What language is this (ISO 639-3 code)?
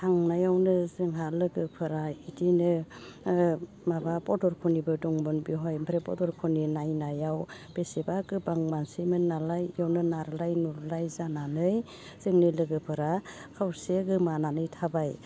brx